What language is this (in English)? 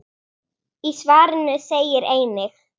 Icelandic